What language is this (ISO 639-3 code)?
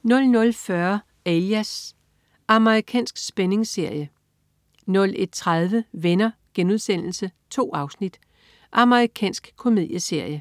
dan